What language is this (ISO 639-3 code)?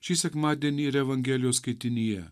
lit